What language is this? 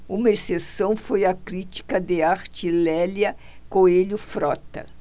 Portuguese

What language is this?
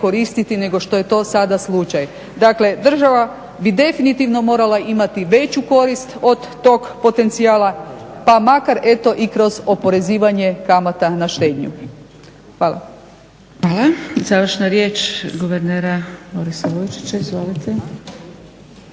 Croatian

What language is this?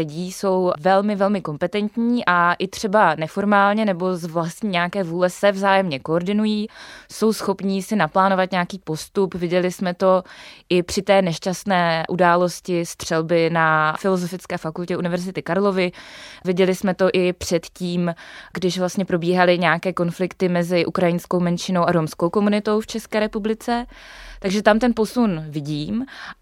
Czech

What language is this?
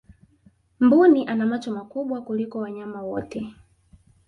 Swahili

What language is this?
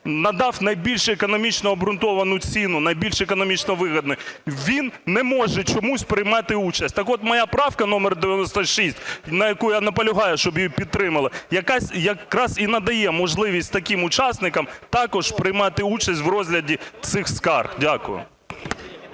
Ukrainian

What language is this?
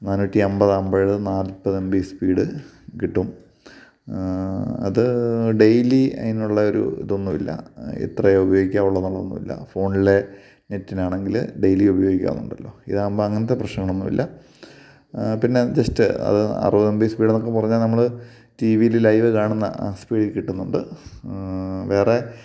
Malayalam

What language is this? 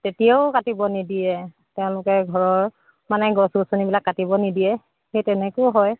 Assamese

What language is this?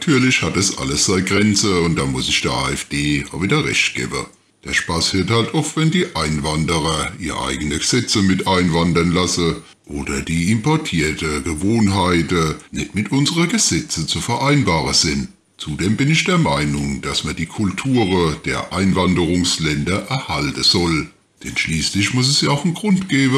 German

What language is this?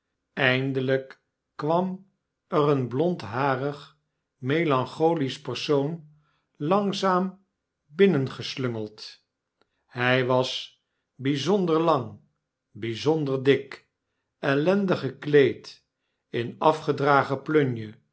Dutch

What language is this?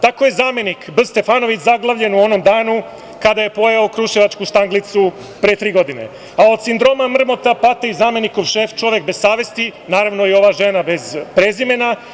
Serbian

